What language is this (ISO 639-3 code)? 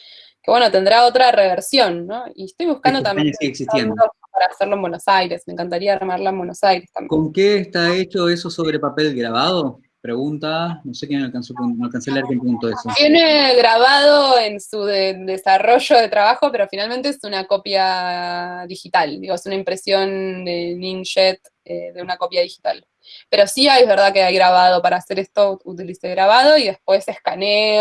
spa